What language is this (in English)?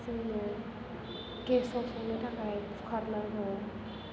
Bodo